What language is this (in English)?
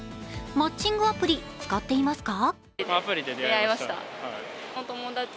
Japanese